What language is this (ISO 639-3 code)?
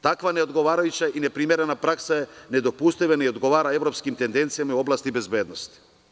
srp